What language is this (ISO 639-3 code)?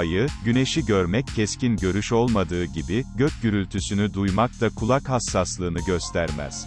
tur